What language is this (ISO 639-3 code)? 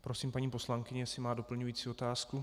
ces